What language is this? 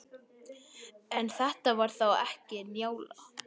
Icelandic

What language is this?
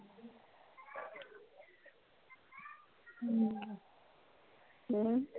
Punjabi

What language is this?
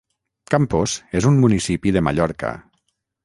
Catalan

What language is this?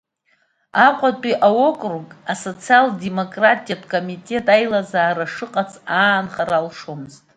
Abkhazian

